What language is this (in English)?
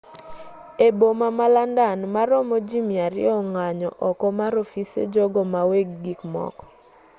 Luo (Kenya and Tanzania)